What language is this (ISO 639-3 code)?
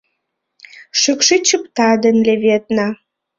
chm